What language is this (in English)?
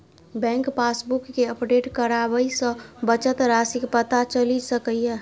Maithili